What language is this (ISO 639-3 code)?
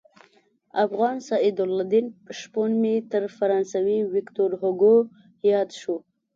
pus